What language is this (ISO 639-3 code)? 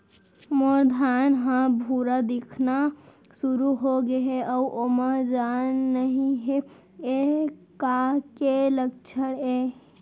hne